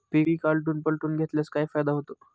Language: Marathi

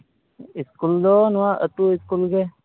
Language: Santali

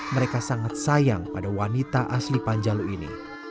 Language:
Indonesian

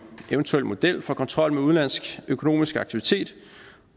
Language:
Danish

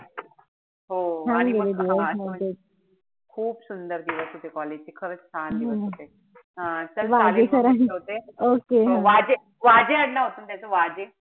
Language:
Marathi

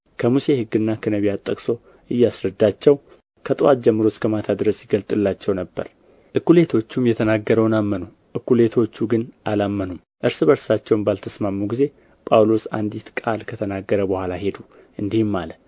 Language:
Amharic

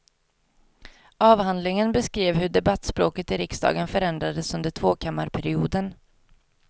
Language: Swedish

